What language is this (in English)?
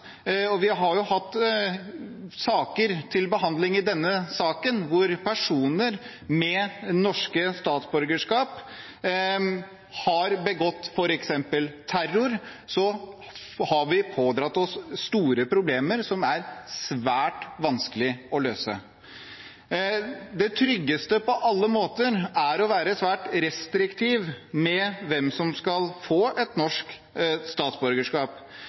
Norwegian Bokmål